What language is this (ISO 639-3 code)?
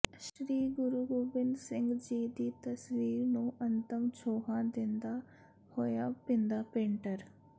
pan